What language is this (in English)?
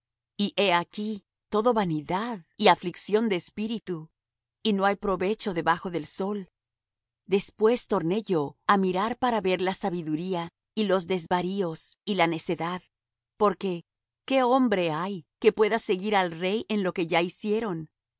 Spanish